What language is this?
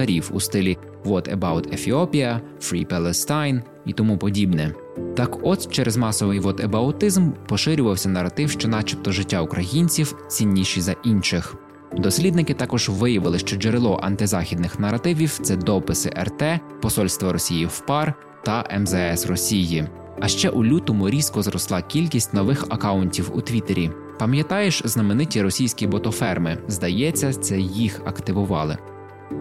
Ukrainian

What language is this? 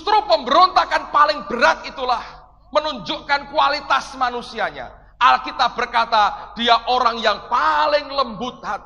Indonesian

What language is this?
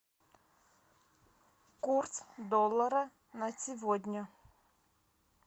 Russian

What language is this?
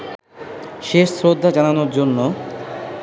Bangla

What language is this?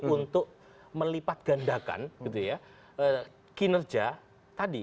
Indonesian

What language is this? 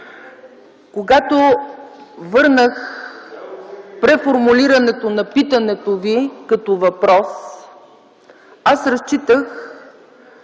Bulgarian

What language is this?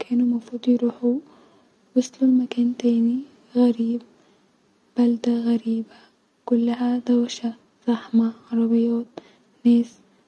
Egyptian Arabic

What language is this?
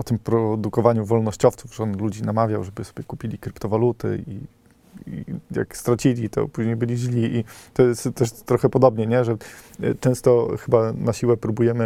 Polish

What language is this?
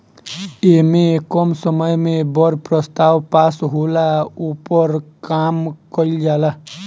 Bhojpuri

